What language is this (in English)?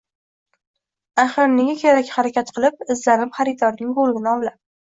Uzbek